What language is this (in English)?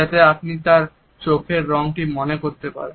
Bangla